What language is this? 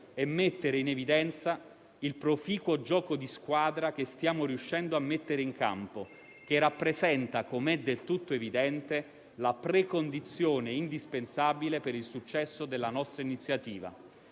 Italian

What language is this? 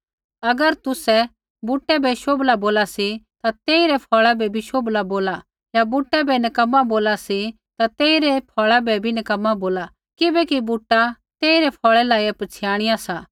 Kullu Pahari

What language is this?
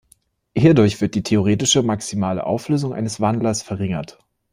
German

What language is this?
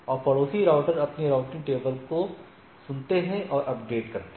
Hindi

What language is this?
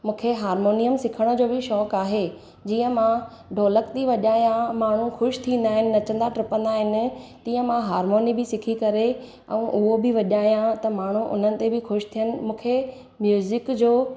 Sindhi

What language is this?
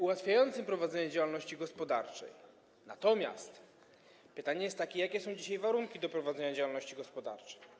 Polish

